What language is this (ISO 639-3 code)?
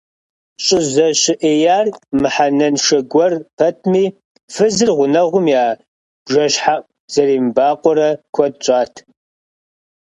kbd